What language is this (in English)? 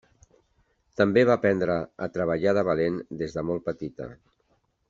Catalan